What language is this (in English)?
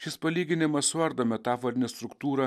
Lithuanian